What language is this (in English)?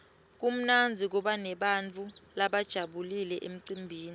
Swati